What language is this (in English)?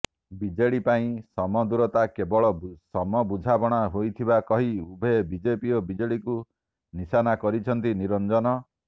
Odia